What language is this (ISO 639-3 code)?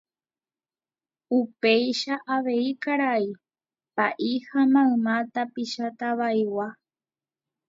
grn